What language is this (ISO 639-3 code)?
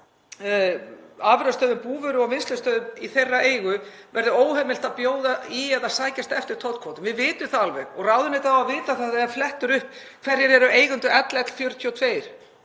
isl